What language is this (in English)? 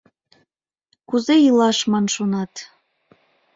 Mari